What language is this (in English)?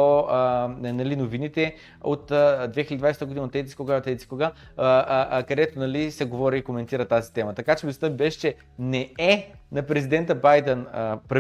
Bulgarian